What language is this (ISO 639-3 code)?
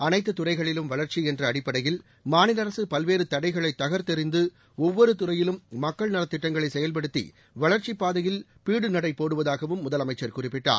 tam